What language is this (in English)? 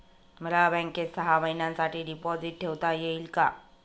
Marathi